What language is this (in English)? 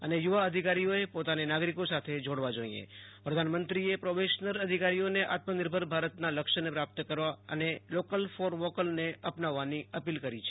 Gujarati